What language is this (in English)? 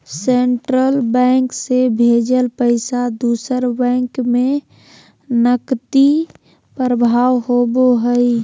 Magahi